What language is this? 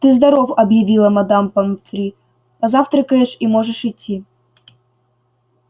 Russian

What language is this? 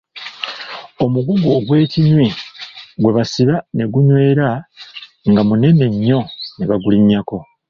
Ganda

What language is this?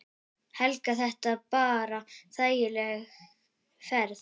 Icelandic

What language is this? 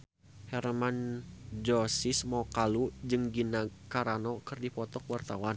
Sundanese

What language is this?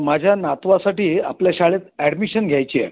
Marathi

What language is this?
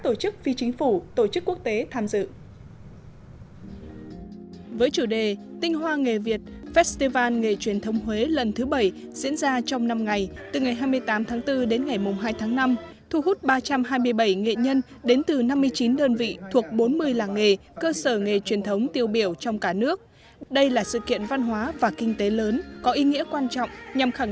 Vietnamese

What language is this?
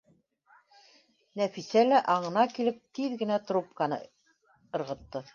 Bashkir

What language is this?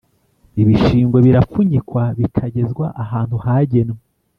Kinyarwanda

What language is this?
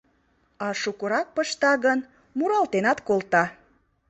Mari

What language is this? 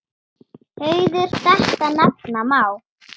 Icelandic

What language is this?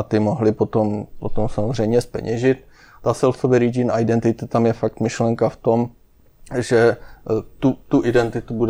Czech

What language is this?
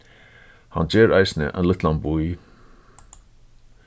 Faroese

